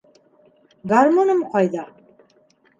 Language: Bashkir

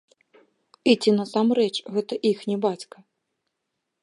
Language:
Belarusian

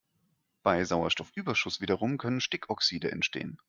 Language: German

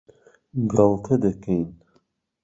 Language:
Central Kurdish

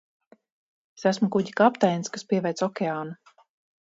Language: Latvian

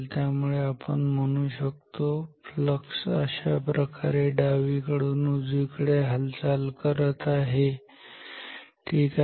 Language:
Marathi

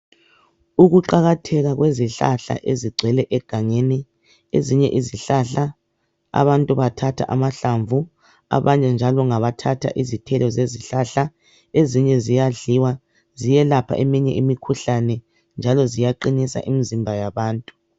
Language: North Ndebele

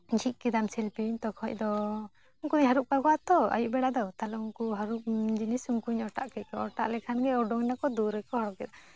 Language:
Santali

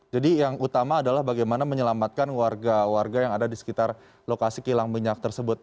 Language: Indonesian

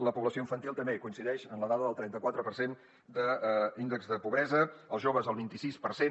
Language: Catalan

